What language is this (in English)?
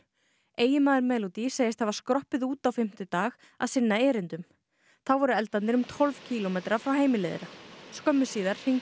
Icelandic